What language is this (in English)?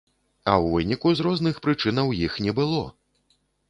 Belarusian